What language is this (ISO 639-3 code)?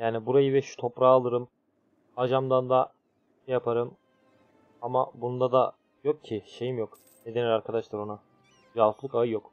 tur